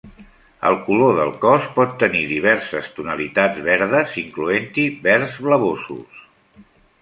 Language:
Catalan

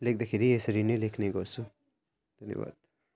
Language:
Nepali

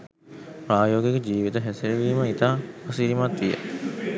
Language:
Sinhala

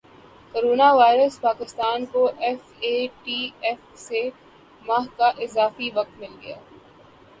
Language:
Urdu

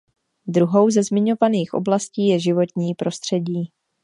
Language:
Czech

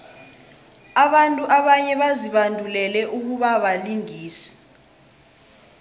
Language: South Ndebele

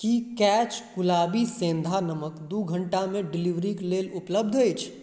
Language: Maithili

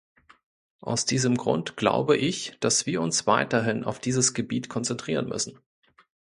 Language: German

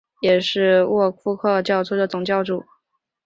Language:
Chinese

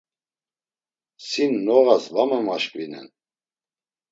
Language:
Laz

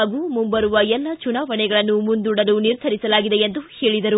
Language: Kannada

